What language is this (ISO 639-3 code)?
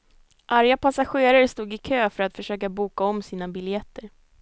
swe